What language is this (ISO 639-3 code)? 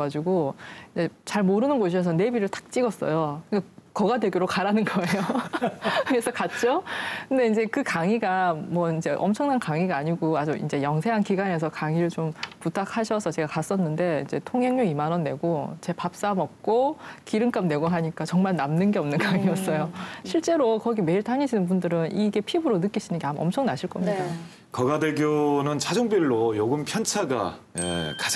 kor